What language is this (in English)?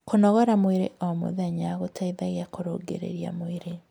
Kikuyu